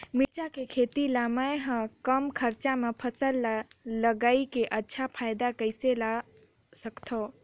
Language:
Chhattisgarhi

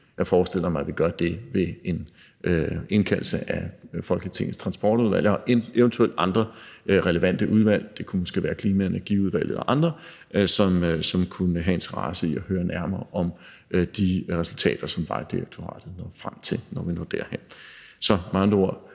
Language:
Danish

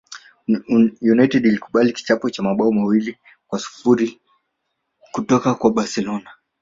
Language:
Swahili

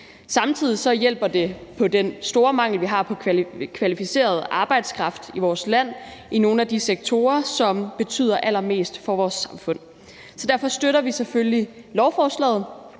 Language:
Danish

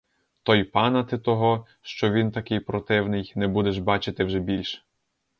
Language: Ukrainian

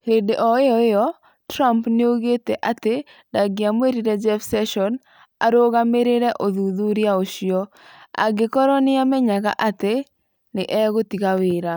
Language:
Kikuyu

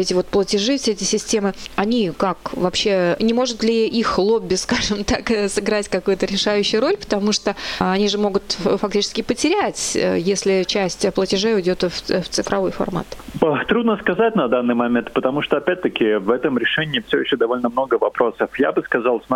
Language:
Russian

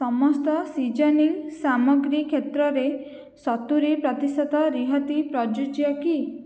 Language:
Odia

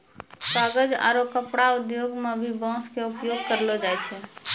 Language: Maithili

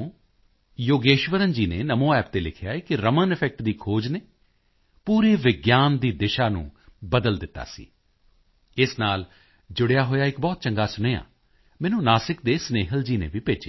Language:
Punjabi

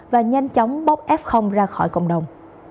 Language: Vietnamese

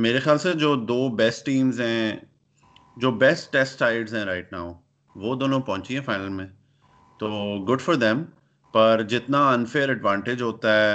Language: Urdu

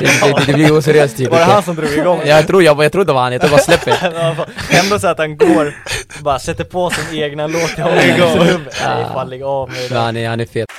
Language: Swedish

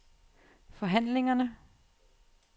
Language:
Danish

